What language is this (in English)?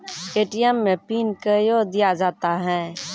Maithili